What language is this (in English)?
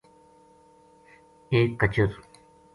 Gujari